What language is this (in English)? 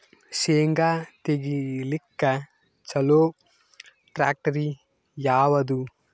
Kannada